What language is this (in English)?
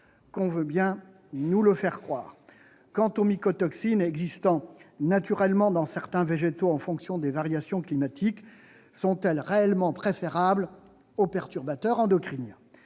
French